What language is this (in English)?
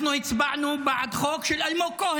Hebrew